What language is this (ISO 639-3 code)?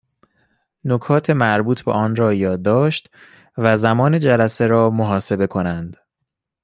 fas